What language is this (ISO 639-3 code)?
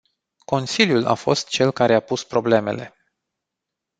ron